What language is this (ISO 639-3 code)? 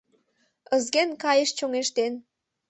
chm